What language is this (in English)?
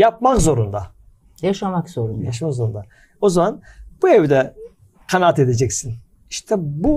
Turkish